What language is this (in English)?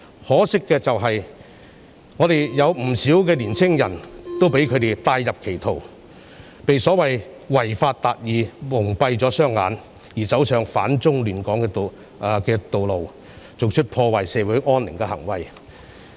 Cantonese